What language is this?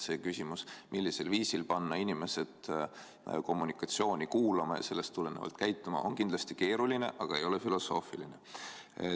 Estonian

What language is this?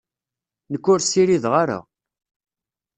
Kabyle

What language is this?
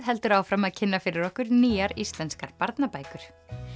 Icelandic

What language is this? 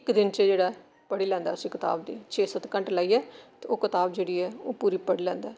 Dogri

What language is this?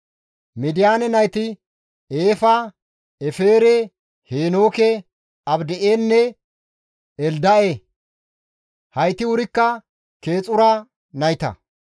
Gamo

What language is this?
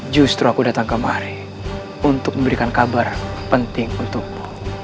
Indonesian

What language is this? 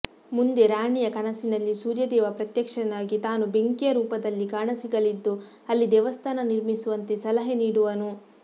Kannada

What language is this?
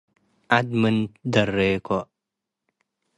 Tigre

